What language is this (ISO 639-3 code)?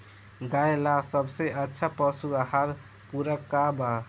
bho